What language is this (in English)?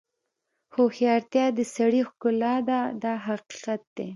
Pashto